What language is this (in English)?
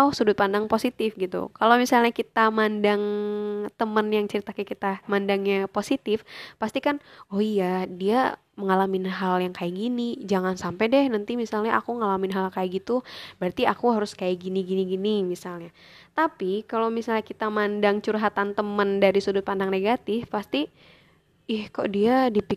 Indonesian